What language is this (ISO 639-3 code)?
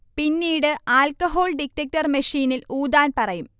mal